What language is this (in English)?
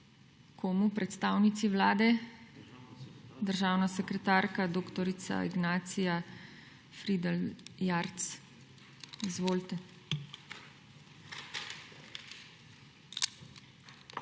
Slovenian